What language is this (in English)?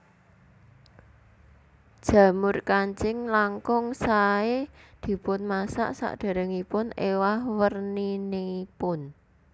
Javanese